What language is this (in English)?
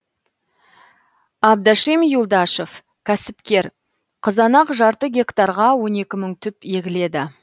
Kazakh